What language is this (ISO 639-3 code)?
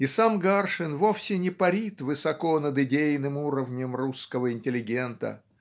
rus